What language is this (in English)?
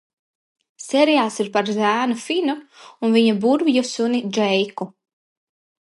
Latvian